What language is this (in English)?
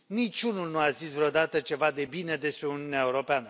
Romanian